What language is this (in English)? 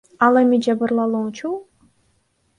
Kyrgyz